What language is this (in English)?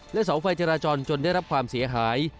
Thai